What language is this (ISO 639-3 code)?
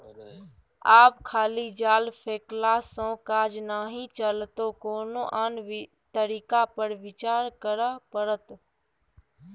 mai